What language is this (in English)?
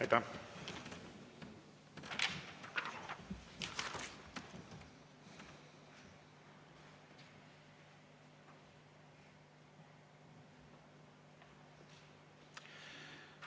Estonian